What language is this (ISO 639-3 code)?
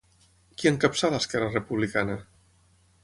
cat